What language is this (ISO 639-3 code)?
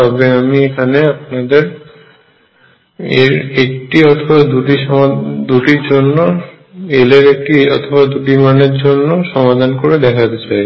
ben